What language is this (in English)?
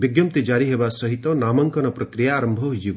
Odia